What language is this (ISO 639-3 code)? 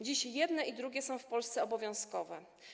pol